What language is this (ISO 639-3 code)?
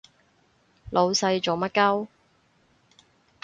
yue